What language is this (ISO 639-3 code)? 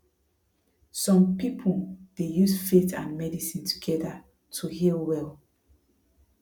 pcm